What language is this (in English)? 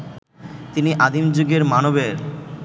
Bangla